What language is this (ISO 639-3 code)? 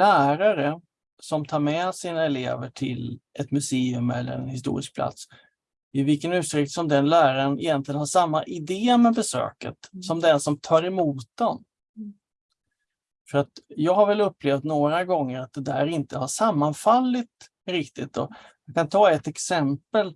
swe